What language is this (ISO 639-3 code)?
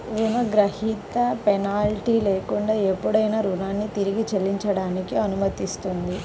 tel